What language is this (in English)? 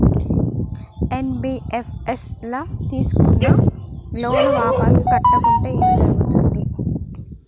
Telugu